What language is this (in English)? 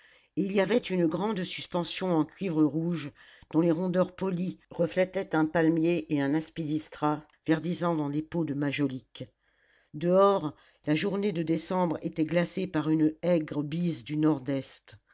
French